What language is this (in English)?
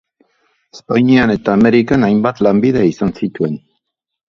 Basque